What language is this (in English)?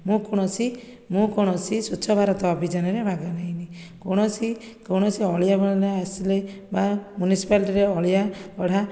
Odia